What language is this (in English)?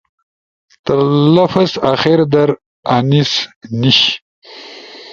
Ushojo